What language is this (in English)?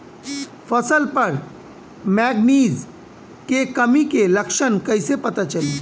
Bhojpuri